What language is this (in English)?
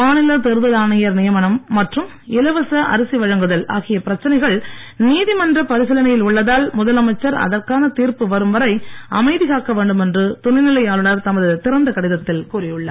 Tamil